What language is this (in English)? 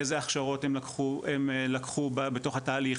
Hebrew